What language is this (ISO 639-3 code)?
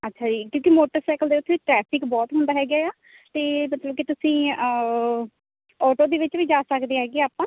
pan